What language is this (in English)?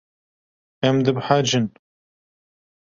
Kurdish